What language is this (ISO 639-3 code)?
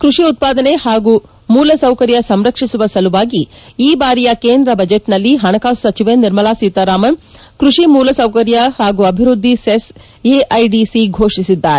kan